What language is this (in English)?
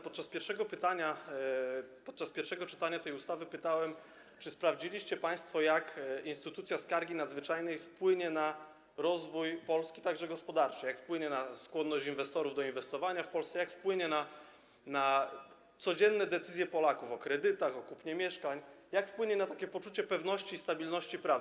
Polish